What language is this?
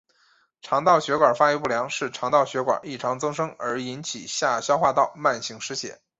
Chinese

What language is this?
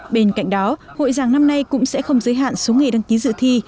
Vietnamese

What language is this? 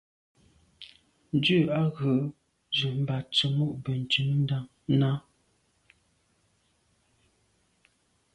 Medumba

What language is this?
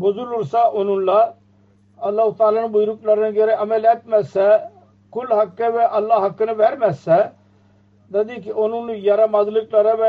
Turkish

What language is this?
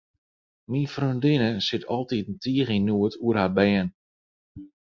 Western Frisian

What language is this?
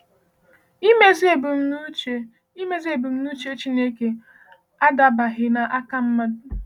Igbo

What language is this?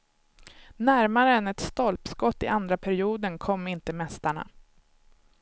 Swedish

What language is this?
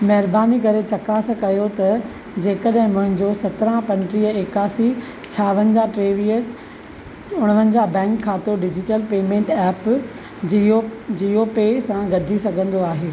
Sindhi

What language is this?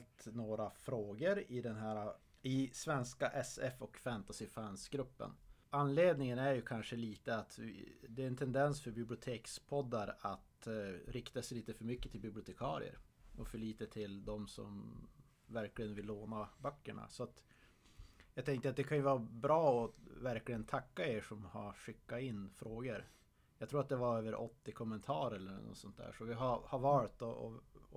Swedish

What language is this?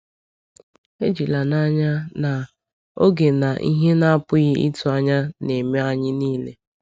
Igbo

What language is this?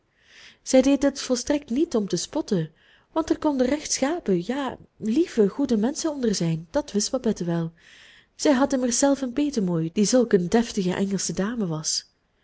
Dutch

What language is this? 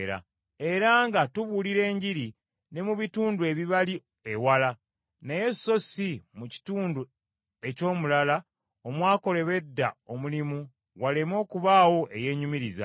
Ganda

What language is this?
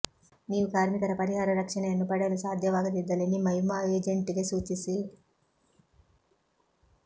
Kannada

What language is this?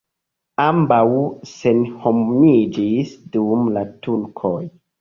Esperanto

